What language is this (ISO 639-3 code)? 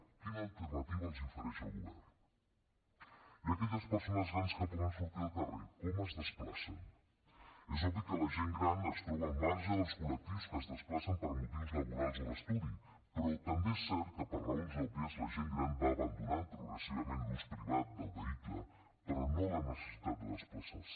cat